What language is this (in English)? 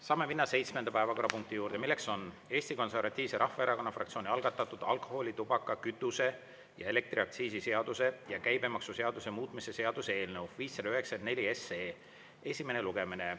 Estonian